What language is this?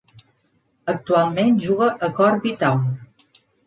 Catalan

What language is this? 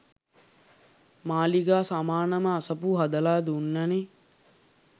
Sinhala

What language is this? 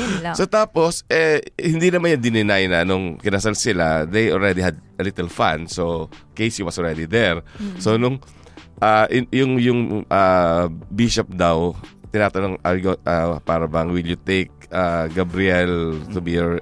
Filipino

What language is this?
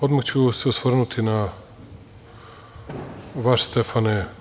Serbian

